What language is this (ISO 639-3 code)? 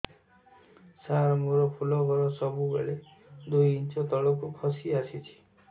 ori